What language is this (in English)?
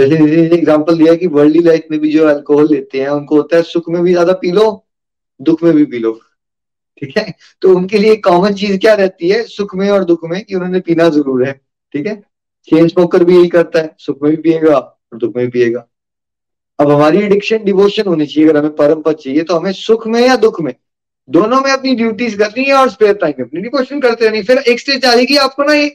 Hindi